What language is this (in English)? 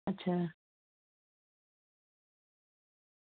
Dogri